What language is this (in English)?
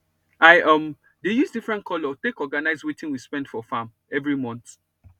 Nigerian Pidgin